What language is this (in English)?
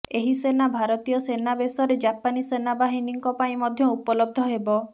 Odia